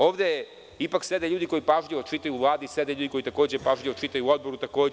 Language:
Serbian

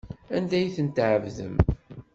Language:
Kabyle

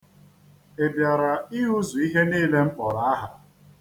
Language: Igbo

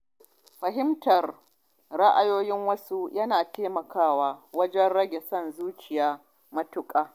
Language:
Hausa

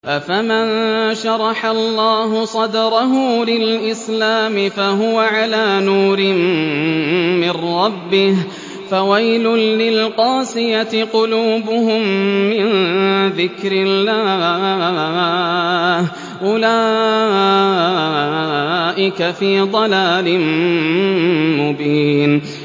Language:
Arabic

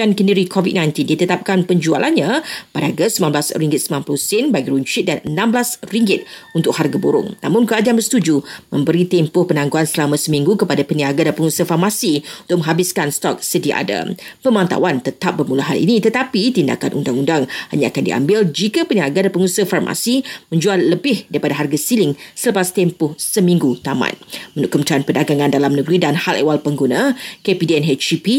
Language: Malay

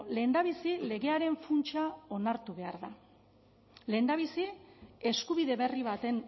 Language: Basque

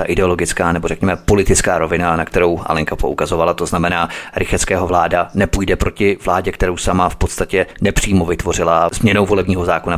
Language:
Czech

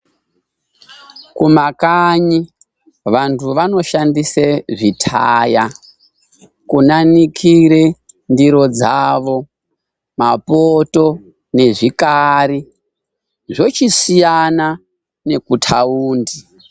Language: Ndau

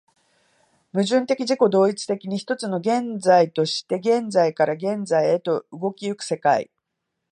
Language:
Japanese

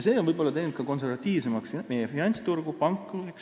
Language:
Estonian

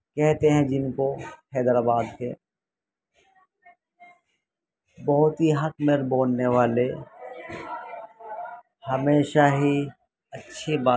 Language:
Urdu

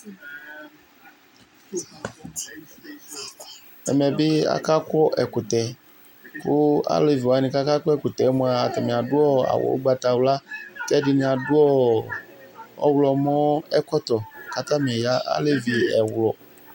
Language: Ikposo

